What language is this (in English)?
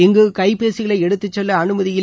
Tamil